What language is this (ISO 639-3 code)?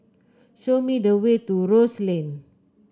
eng